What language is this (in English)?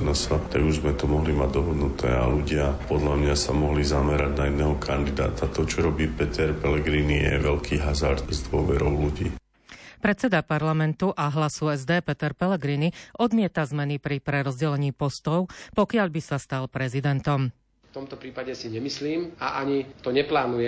Slovak